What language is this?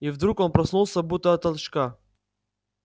Russian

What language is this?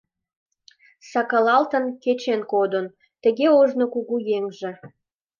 Mari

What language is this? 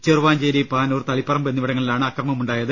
Malayalam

